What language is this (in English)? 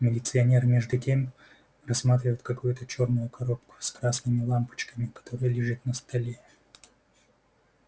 Russian